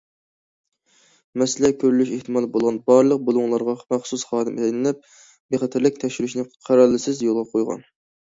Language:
Uyghur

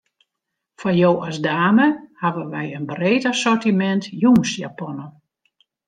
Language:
Western Frisian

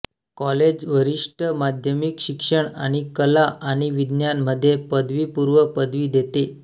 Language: Marathi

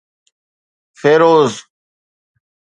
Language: Sindhi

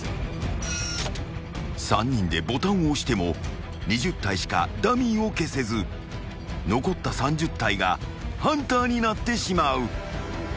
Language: Japanese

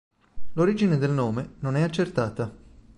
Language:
Italian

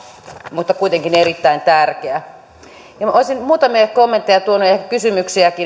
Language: Finnish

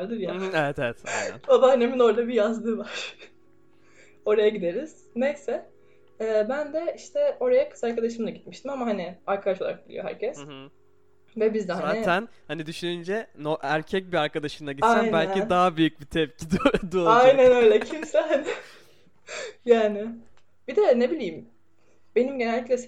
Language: Turkish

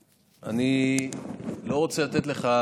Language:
Hebrew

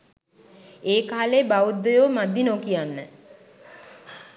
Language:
Sinhala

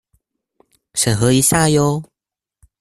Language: Chinese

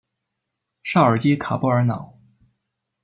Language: Chinese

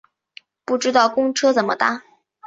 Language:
Chinese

